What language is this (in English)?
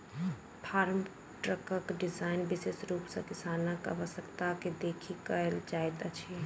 Maithili